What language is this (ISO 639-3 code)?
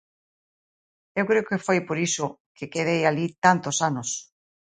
glg